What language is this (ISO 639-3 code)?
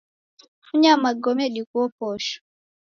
dav